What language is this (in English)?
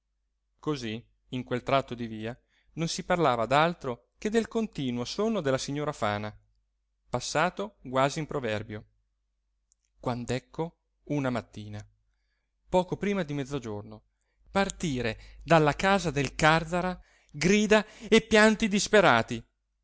Italian